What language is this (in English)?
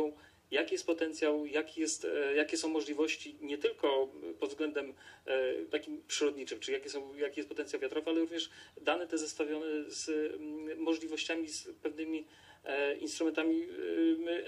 Polish